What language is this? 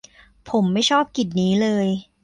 Thai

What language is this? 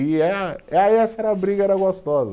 Portuguese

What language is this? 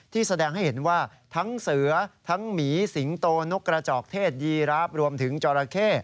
Thai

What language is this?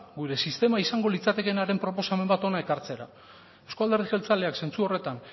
Basque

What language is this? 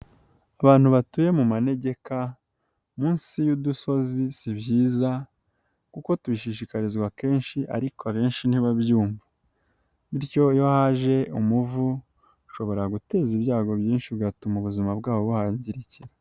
Kinyarwanda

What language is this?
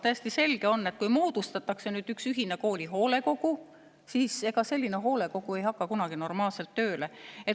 Estonian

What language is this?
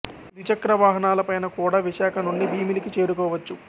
Telugu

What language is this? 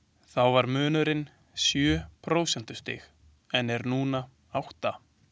Icelandic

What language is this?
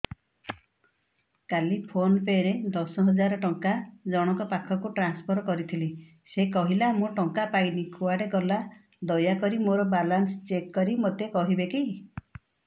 Odia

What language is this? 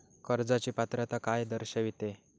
Marathi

